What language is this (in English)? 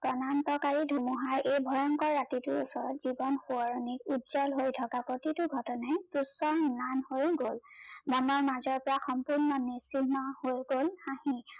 Assamese